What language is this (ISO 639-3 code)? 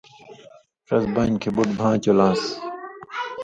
mvy